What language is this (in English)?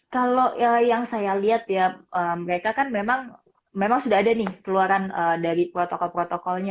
Indonesian